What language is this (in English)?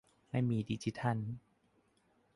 Thai